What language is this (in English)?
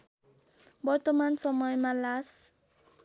Nepali